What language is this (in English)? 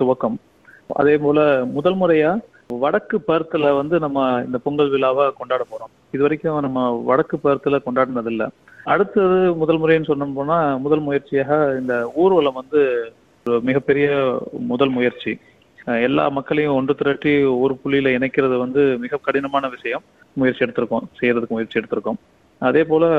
Tamil